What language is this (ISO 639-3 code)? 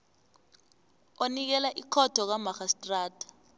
nbl